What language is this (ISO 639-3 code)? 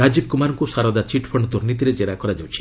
ori